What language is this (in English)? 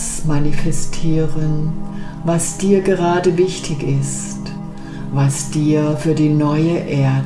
German